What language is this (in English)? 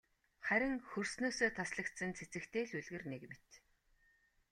Mongolian